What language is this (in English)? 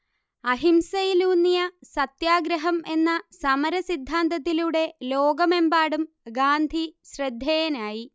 Malayalam